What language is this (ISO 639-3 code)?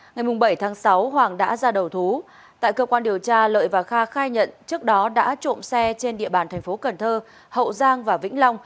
vie